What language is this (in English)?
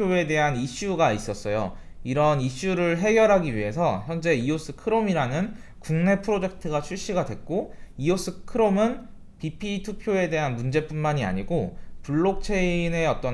Korean